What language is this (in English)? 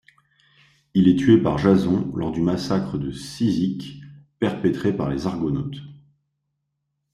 French